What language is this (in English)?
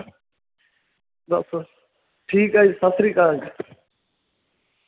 Punjabi